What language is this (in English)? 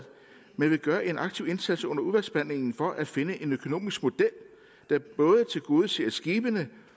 Danish